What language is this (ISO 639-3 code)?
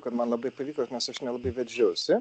lit